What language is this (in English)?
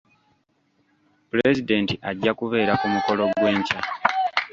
Ganda